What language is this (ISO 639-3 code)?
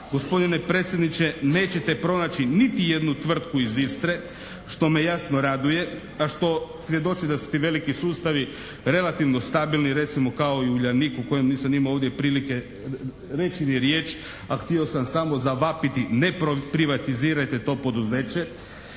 hrv